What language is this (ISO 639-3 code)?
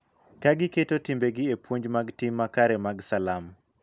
luo